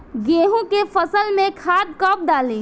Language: Bhojpuri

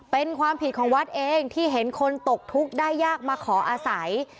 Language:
Thai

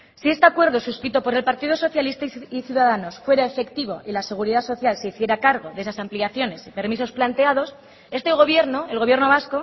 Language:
Spanish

